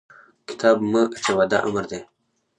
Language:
Pashto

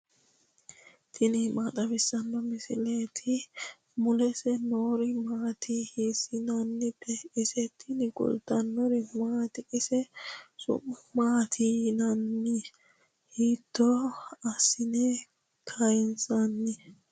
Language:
Sidamo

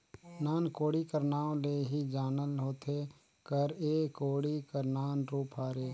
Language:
Chhattisgarhi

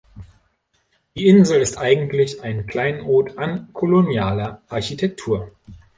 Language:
German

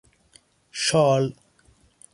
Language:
Persian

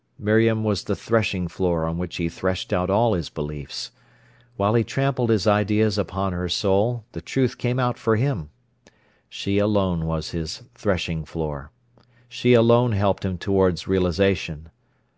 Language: English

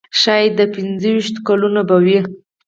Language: Pashto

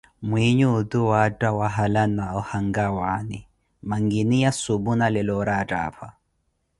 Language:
Koti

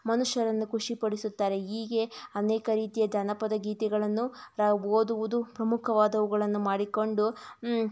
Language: Kannada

